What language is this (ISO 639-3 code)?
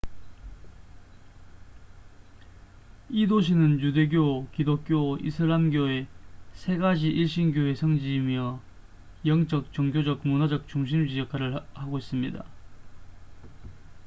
kor